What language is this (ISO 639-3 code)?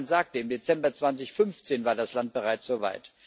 deu